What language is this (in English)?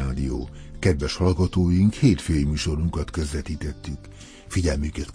Hungarian